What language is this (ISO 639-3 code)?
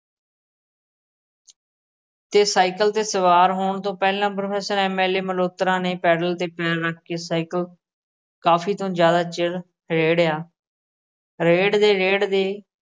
pan